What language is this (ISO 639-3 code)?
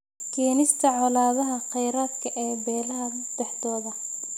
som